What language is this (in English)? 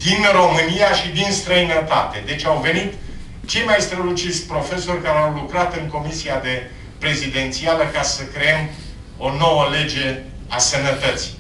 Romanian